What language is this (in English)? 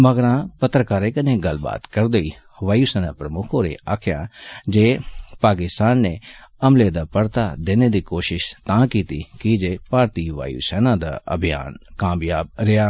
Dogri